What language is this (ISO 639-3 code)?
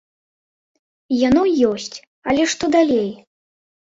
bel